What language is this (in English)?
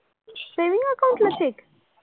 Marathi